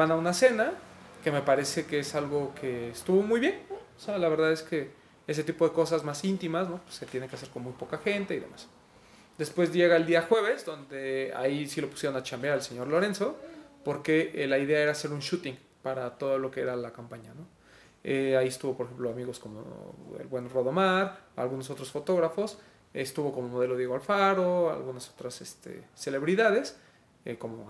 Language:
Spanish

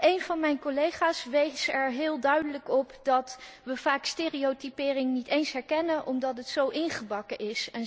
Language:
Dutch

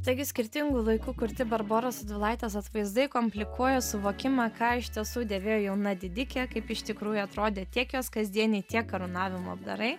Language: Lithuanian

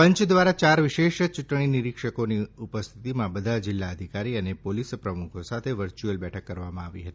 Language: Gujarati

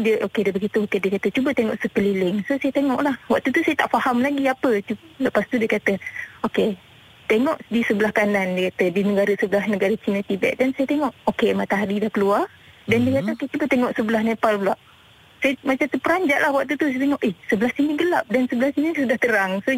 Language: Malay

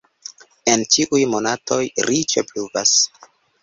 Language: Esperanto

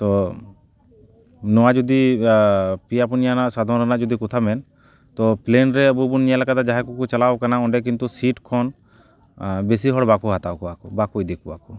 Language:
Santali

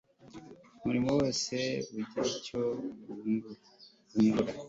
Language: Kinyarwanda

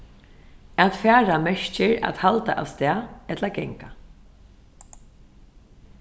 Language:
Faroese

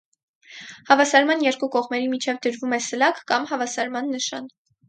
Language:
Armenian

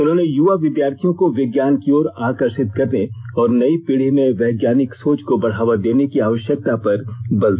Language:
Hindi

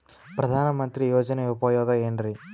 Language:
Kannada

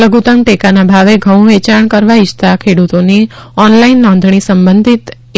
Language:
Gujarati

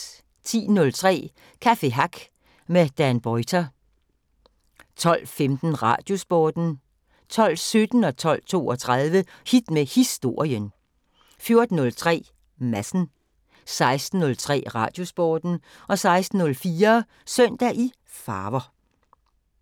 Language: Danish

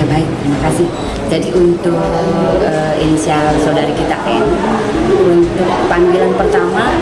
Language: Indonesian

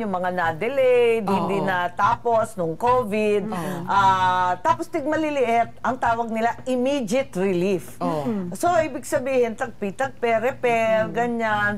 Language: Filipino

